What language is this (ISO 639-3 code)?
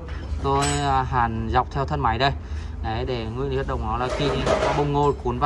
vie